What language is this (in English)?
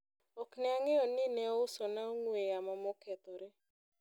Luo (Kenya and Tanzania)